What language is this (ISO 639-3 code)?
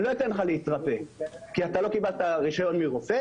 heb